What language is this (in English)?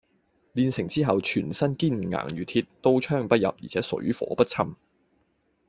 Cantonese